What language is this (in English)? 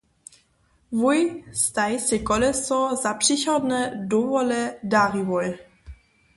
Upper Sorbian